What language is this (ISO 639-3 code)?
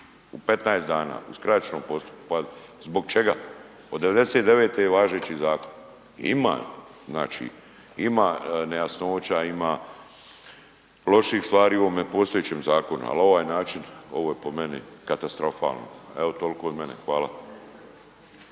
hrv